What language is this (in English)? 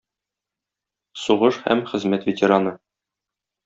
Tatar